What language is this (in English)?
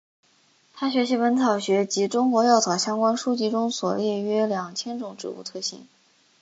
Chinese